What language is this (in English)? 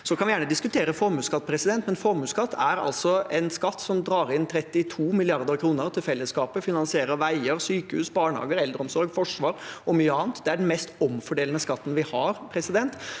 Norwegian